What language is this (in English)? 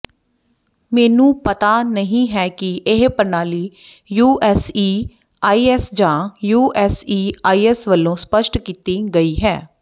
Punjabi